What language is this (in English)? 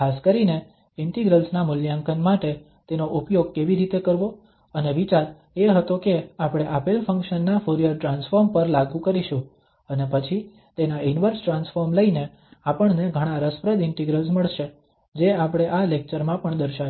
Gujarati